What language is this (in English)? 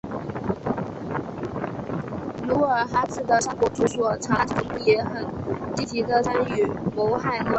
Chinese